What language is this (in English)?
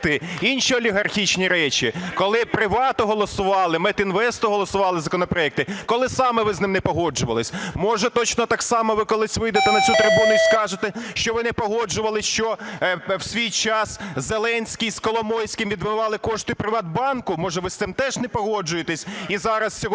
Ukrainian